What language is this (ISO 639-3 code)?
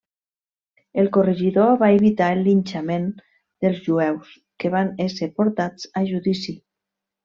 cat